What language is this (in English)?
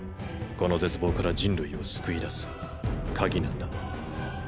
Japanese